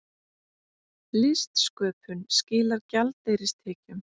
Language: Icelandic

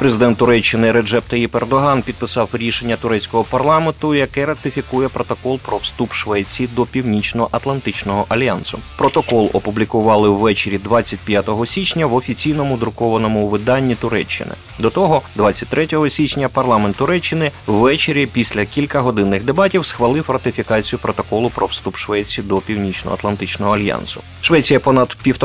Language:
Ukrainian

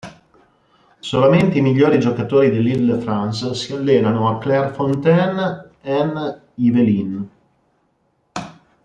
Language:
Italian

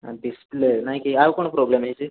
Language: Odia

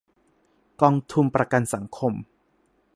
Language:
Thai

